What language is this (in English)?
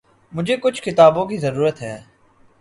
Urdu